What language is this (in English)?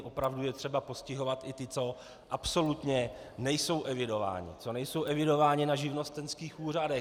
Czech